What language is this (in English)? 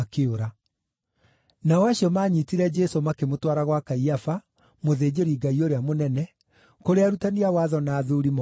Kikuyu